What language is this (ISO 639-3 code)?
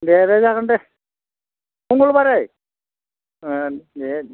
brx